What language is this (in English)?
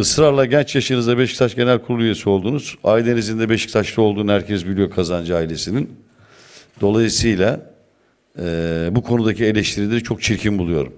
Turkish